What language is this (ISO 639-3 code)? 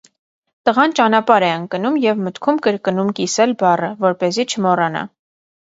hye